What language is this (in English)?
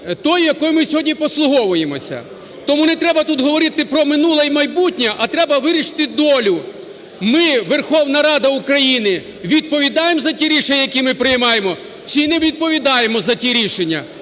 Ukrainian